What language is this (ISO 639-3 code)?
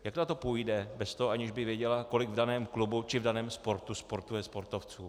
ces